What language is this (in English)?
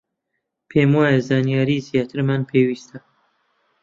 Central Kurdish